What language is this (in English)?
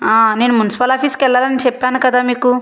Telugu